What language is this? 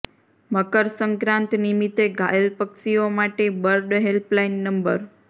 Gujarati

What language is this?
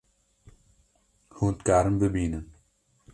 Kurdish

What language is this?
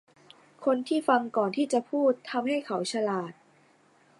Thai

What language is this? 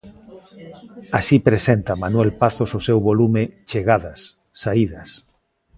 Galician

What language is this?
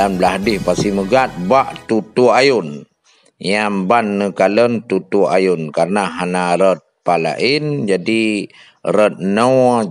Malay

